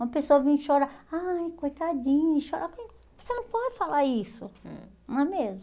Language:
Portuguese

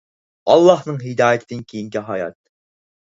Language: Uyghur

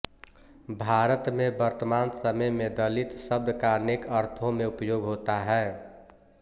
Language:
Hindi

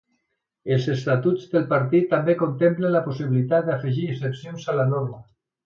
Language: Catalan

